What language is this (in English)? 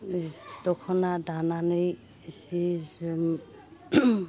Bodo